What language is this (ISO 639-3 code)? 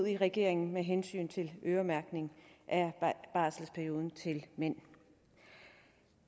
dan